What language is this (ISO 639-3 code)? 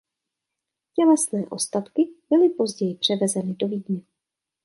ces